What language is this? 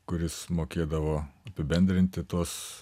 Lithuanian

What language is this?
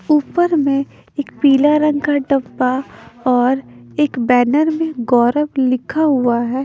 Hindi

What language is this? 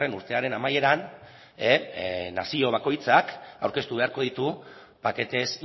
Basque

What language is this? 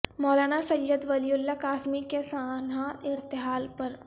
Urdu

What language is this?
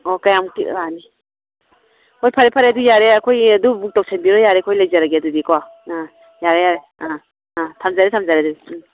Manipuri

